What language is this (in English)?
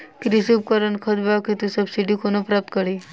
Maithili